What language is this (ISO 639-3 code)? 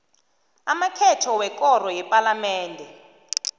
nbl